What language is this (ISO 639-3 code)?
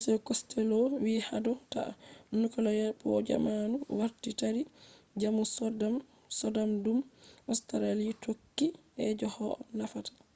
ful